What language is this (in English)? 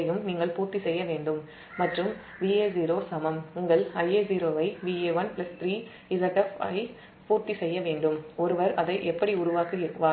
Tamil